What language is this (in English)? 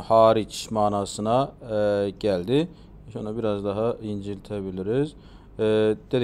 Turkish